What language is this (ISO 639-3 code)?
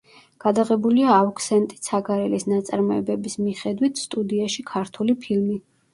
kat